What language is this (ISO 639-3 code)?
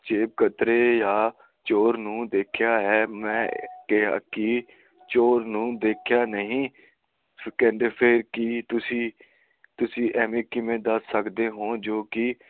pan